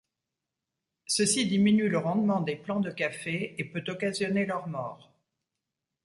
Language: French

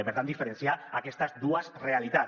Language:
Catalan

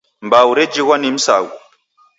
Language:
Taita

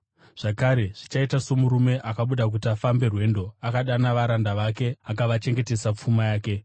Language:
Shona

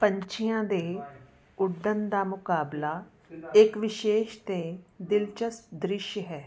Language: Punjabi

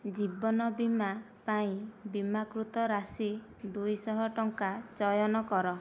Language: Odia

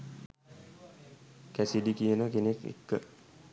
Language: Sinhala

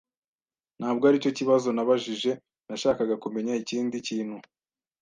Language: Kinyarwanda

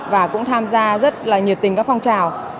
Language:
Vietnamese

